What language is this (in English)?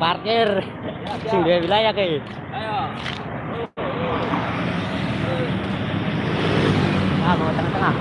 Indonesian